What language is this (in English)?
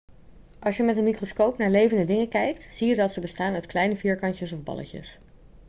Dutch